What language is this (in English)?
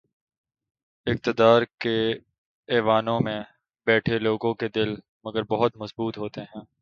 Urdu